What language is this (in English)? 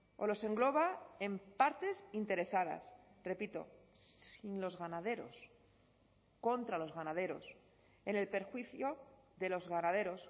Spanish